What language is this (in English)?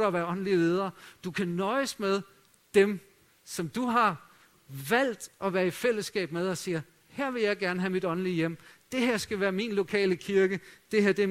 Danish